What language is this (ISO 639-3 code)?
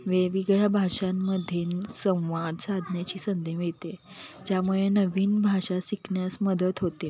mar